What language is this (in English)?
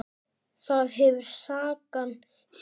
Icelandic